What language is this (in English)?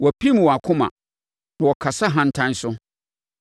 Akan